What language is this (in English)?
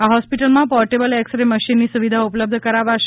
Gujarati